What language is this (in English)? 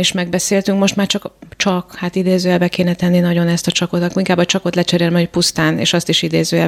Hungarian